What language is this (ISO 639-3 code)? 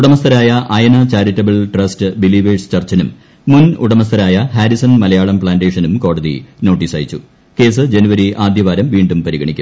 mal